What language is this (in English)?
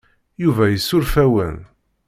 Kabyle